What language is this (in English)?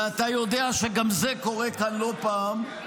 Hebrew